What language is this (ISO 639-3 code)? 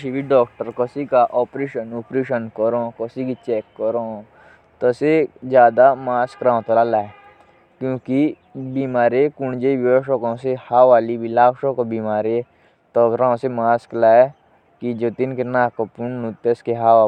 jns